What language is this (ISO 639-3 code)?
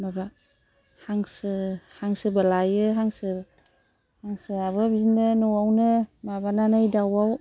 brx